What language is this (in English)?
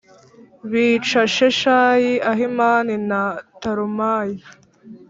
Kinyarwanda